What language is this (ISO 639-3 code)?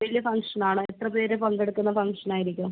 mal